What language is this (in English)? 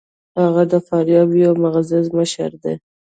Pashto